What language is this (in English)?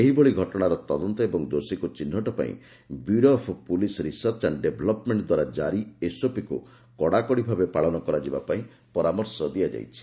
Odia